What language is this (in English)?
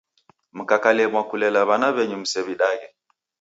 Taita